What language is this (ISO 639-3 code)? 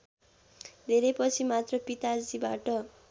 nep